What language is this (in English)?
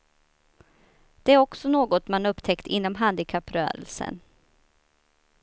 Swedish